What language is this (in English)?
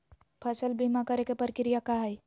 Magahi